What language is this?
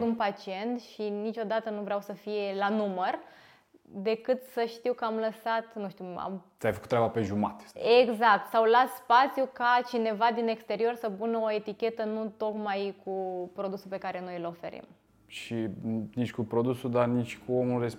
Romanian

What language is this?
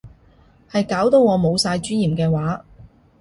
Cantonese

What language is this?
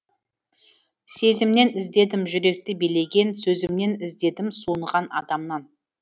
Kazakh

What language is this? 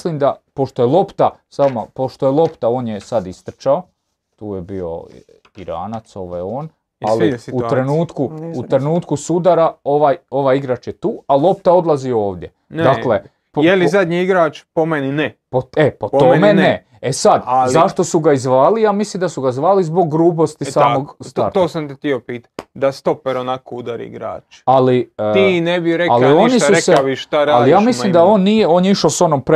Croatian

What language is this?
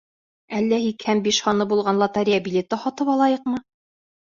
Bashkir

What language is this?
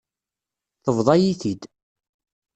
Kabyle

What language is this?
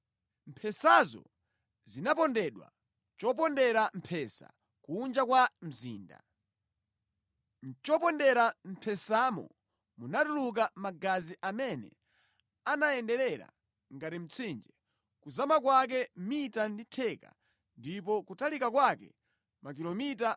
Nyanja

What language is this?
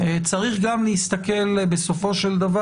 Hebrew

